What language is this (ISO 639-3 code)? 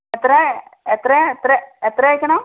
mal